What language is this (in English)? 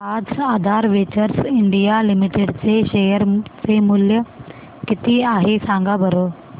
Marathi